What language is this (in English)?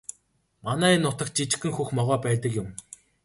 Mongolian